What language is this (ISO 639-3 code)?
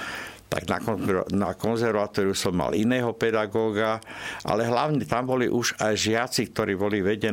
slk